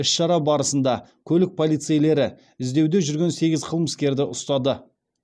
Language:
Kazakh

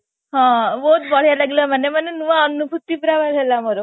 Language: Odia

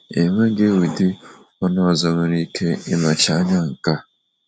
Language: Igbo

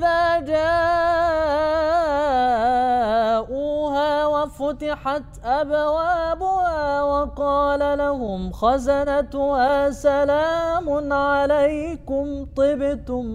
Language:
Arabic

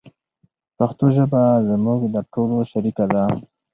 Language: Pashto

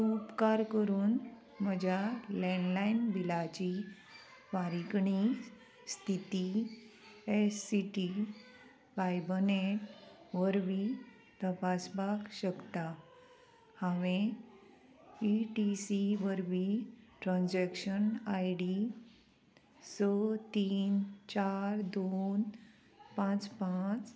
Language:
Konkani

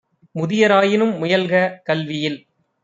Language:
Tamil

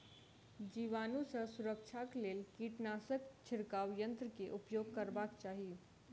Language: Maithili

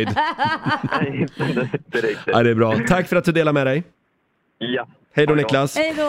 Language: Swedish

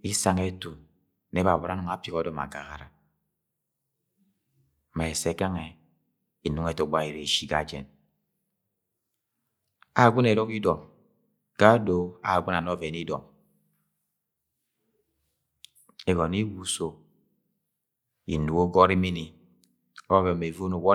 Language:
Agwagwune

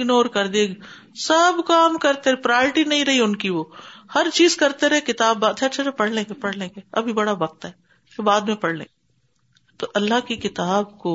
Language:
Urdu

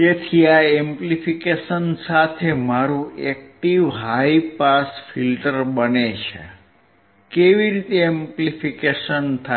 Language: Gujarati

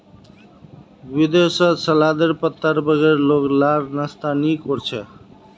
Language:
Magahi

